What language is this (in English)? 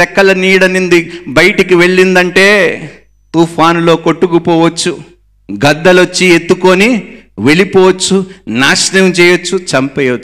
Telugu